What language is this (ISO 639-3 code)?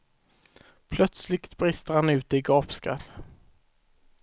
swe